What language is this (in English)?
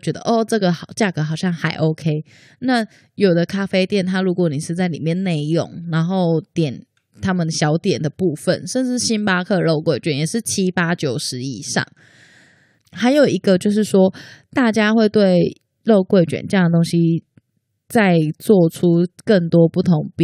Chinese